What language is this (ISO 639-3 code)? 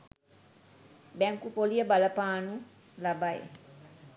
sin